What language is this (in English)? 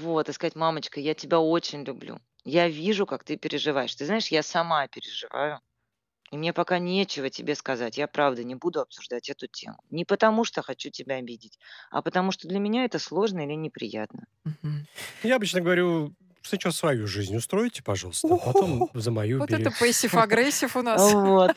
Russian